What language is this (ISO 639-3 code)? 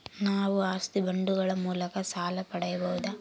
kan